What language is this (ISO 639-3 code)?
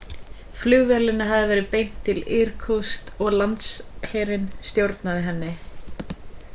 isl